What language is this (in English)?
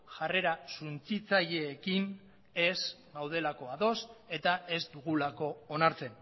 Basque